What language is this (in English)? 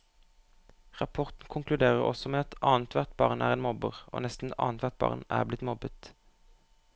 Norwegian